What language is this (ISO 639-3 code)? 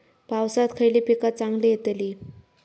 mar